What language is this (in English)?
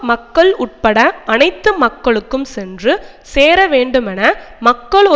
Tamil